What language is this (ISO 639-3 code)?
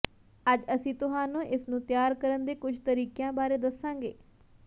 pan